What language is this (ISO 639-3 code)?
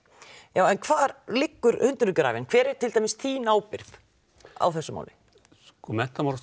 isl